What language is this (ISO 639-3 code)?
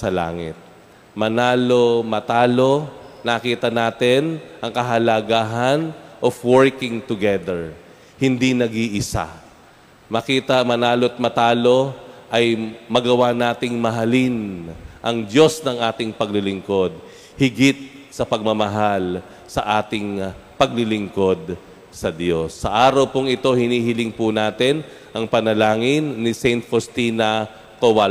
fil